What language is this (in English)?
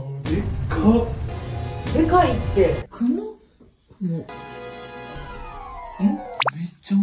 Japanese